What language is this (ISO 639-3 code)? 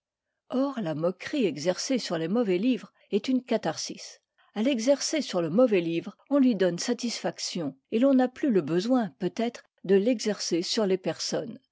fra